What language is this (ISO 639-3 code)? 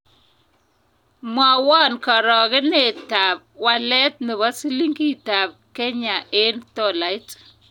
kln